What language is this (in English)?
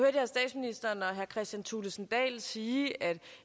Danish